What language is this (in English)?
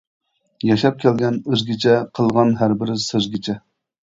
Uyghur